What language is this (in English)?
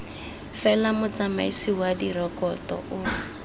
Tswana